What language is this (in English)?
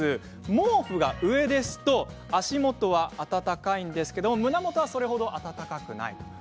Japanese